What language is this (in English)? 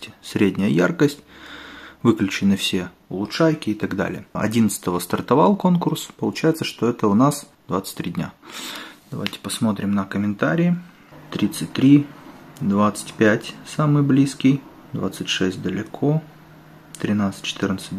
Russian